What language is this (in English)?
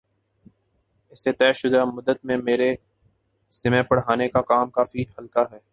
Urdu